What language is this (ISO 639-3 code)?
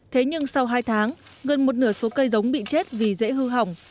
vie